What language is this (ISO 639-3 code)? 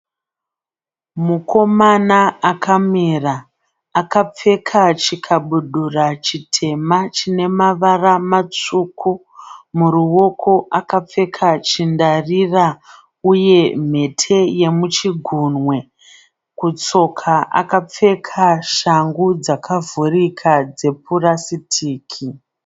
sna